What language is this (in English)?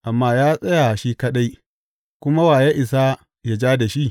Hausa